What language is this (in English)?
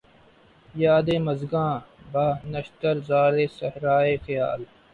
Urdu